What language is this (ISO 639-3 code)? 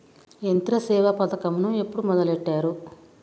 tel